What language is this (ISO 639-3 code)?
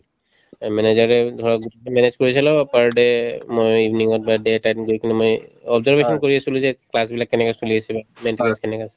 asm